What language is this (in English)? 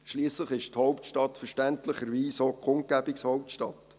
Swiss German